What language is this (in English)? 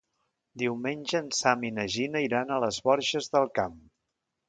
Catalan